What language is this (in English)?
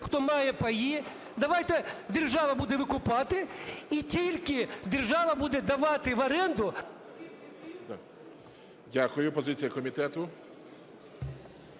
Ukrainian